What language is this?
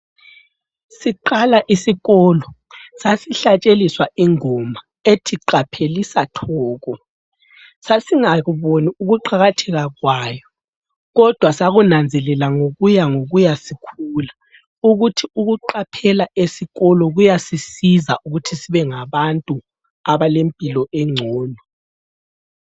North Ndebele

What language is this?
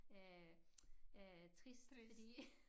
Danish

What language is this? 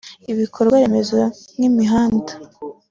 Kinyarwanda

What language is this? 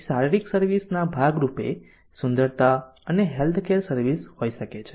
Gujarati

